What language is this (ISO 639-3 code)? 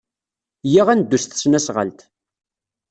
kab